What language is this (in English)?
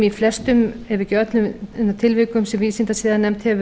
Icelandic